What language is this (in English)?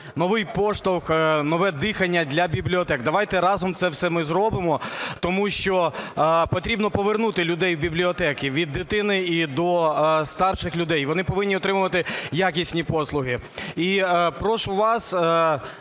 Ukrainian